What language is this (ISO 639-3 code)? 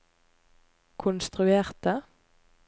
nor